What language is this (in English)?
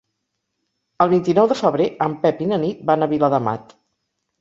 Catalan